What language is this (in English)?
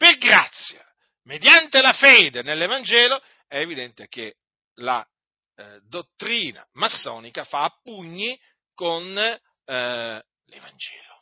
Italian